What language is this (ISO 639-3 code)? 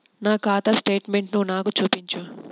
tel